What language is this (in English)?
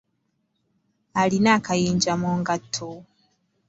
Ganda